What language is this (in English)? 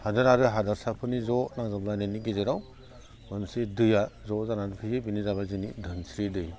Bodo